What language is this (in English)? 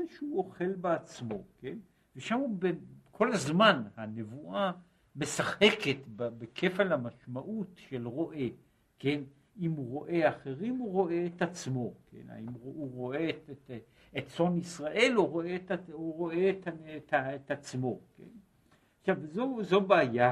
Hebrew